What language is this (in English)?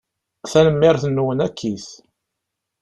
Kabyle